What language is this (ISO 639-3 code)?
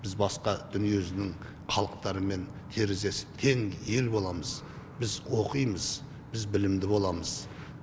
kaz